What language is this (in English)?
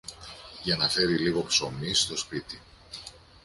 Greek